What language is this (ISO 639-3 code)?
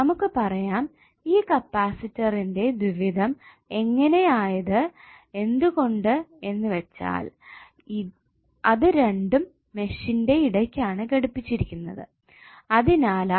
mal